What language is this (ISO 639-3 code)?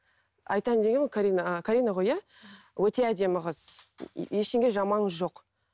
kaz